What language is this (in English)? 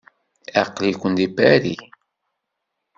Kabyle